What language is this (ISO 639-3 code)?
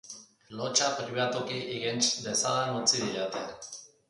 eus